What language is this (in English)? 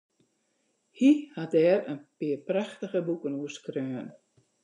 Western Frisian